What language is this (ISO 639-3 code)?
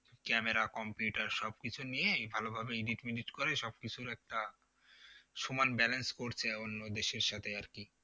ben